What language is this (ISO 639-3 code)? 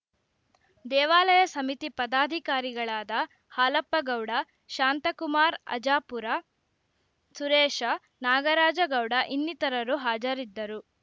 kan